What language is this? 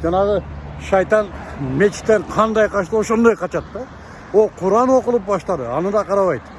Turkish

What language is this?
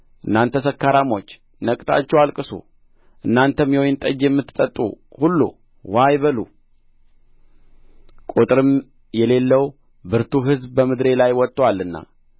Amharic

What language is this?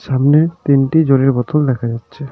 Bangla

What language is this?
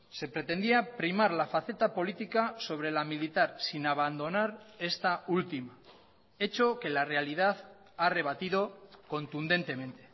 Spanish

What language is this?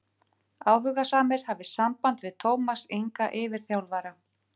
Icelandic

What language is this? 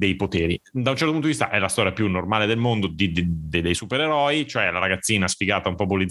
Italian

